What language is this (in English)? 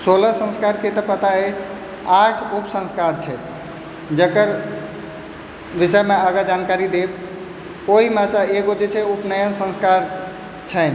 Maithili